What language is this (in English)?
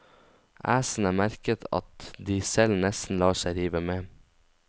Norwegian